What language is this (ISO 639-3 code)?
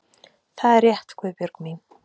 isl